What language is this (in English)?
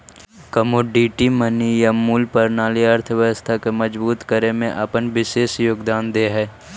Magahi